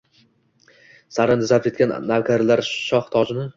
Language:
Uzbek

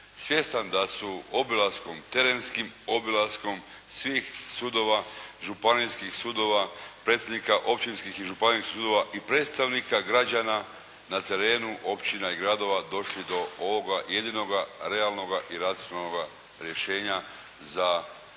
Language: Croatian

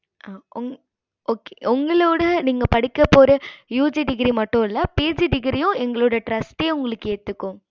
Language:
Tamil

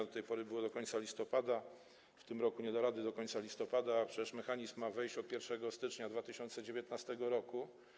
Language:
Polish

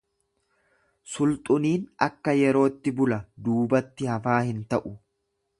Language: Oromo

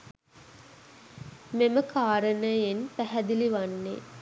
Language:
Sinhala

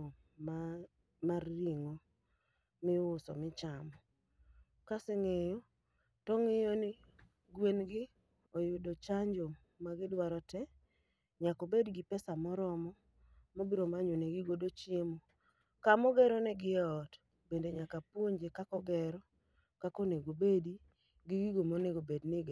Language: Luo (Kenya and Tanzania)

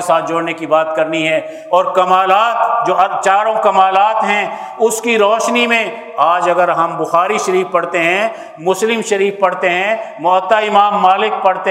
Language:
Urdu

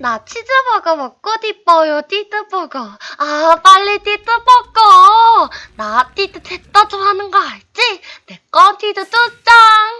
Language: Korean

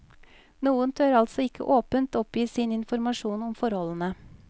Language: Norwegian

